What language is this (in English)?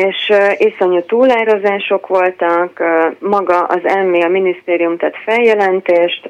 Hungarian